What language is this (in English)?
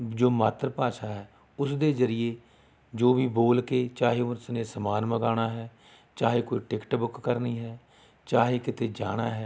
Punjabi